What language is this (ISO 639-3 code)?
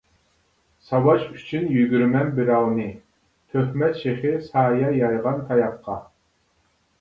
uig